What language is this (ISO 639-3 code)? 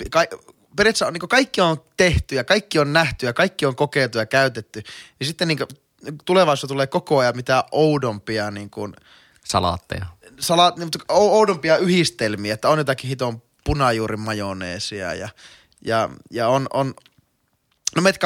fin